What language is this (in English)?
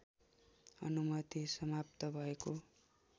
Nepali